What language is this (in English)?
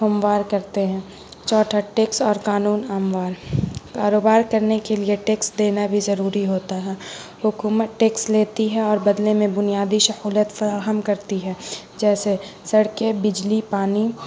Urdu